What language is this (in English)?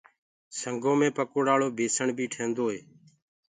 Gurgula